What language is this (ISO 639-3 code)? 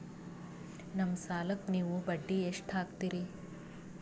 kan